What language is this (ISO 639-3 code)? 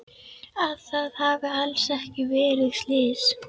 isl